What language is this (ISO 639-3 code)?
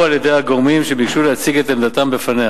heb